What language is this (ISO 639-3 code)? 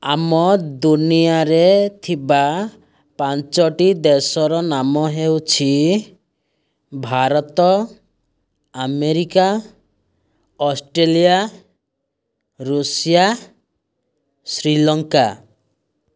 ori